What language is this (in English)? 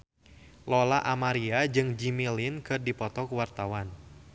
Sundanese